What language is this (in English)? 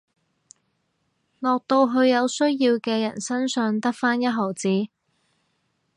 Cantonese